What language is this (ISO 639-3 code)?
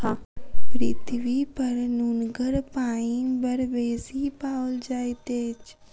mai